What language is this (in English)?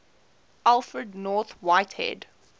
English